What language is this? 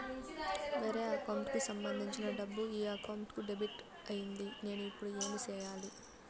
Telugu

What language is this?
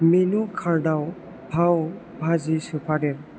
Bodo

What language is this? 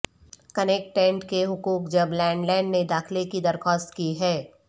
Urdu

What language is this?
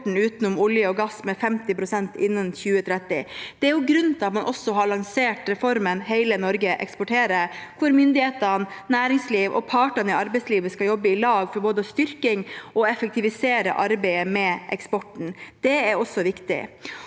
Norwegian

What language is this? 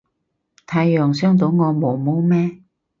Cantonese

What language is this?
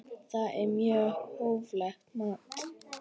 Icelandic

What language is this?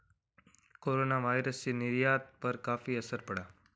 Hindi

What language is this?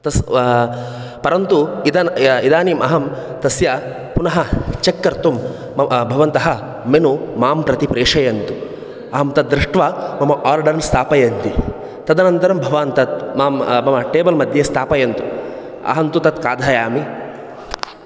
Sanskrit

